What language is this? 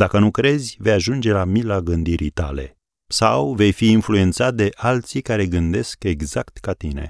Romanian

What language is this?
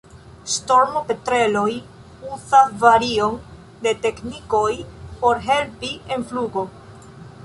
Esperanto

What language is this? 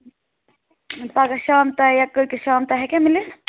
Kashmiri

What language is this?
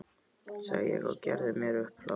Icelandic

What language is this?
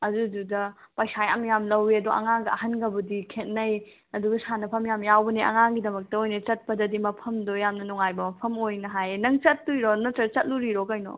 Manipuri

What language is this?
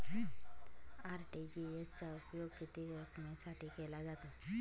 Marathi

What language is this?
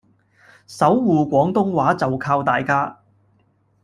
Cantonese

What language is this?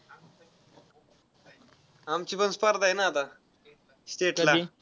Marathi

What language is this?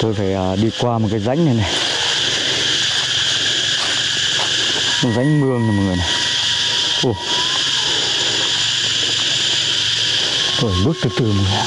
Vietnamese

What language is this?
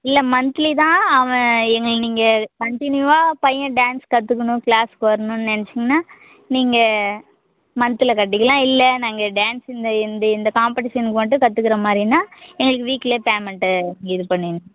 Tamil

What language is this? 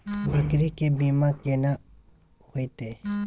Maithili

